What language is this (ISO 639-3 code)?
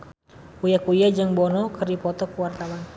sun